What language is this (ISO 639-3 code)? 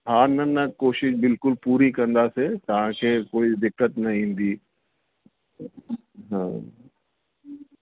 snd